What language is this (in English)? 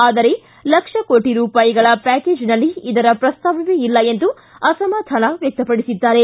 Kannada